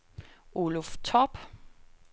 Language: Danish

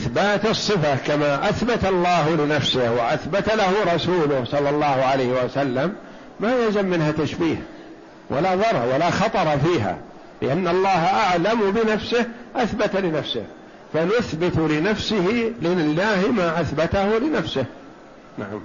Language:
Arabic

